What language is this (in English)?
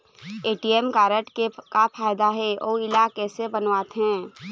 Chhattisgarhi